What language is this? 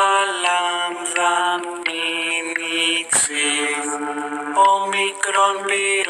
Romanian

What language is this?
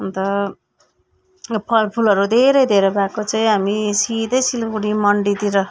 Nepali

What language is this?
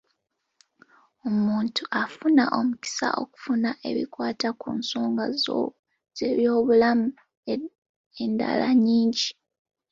Ganda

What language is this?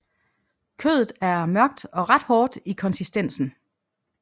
Danish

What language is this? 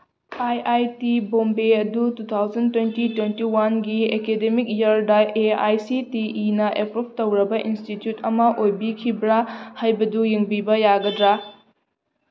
Manipuri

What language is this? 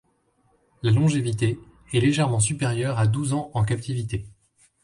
French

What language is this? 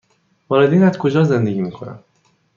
Persian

